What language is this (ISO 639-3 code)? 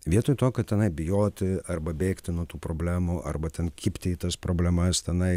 lit